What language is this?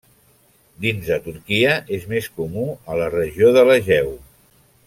Catalan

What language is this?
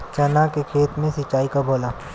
Bhojpuri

